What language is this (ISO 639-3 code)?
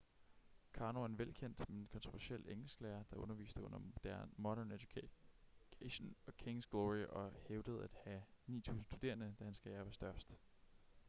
dan